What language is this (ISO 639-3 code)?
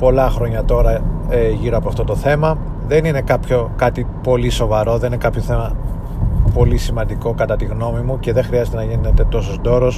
ell